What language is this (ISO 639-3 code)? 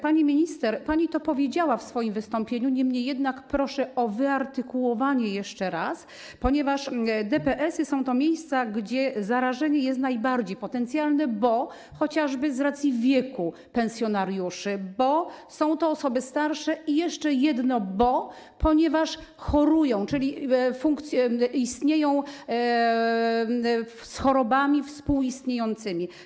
pol